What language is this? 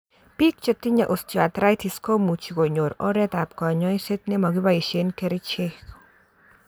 Kalenjin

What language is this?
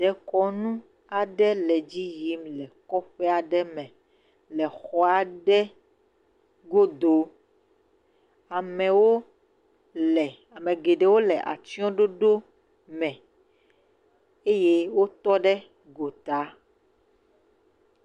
Ewe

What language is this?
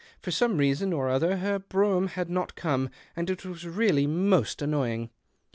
English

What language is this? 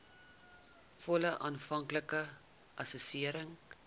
Afrikaans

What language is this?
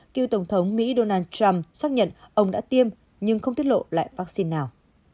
Vietnamese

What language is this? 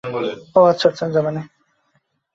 Bangla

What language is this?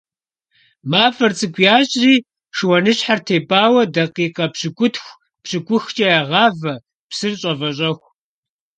Kabardian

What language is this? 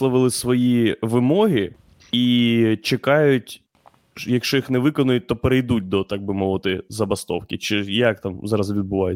Ukrainian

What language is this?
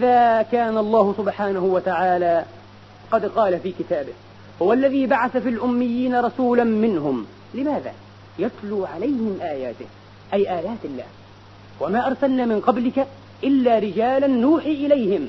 Arabic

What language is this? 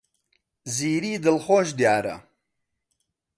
Central Kurdish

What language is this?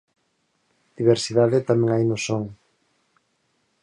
Galician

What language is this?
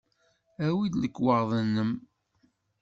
Kabyle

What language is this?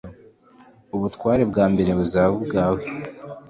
Kinyarwanda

